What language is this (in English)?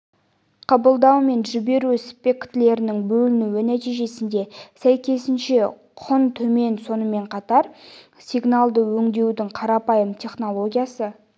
Kazakh